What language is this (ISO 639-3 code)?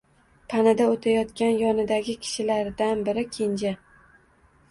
uzb